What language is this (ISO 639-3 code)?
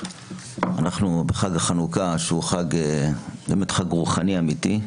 heb